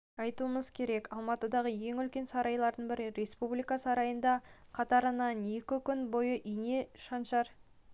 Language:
Kazakh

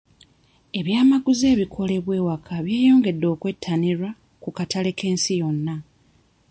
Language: Ganda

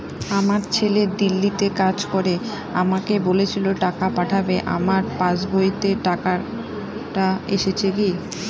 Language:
Bangla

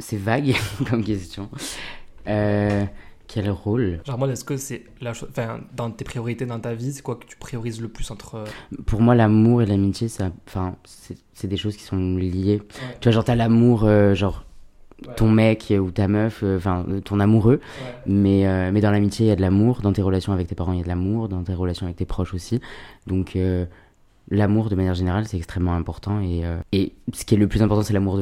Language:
French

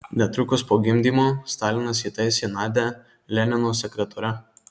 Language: Lithuanian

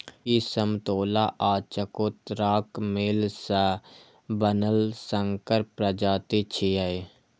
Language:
Maithili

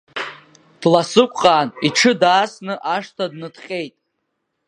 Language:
Abkhazian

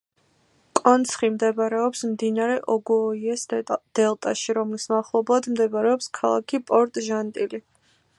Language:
Georgian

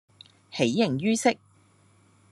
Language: Cantonese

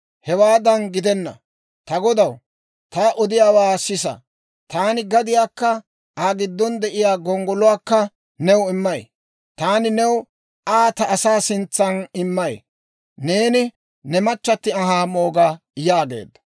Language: Dawro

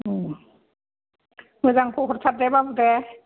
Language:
Bodo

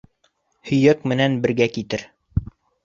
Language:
Bashkir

